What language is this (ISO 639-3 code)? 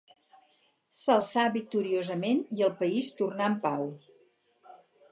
cat